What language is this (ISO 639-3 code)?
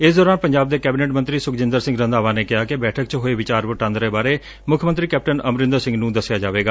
pan